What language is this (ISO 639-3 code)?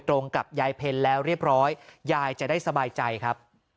tha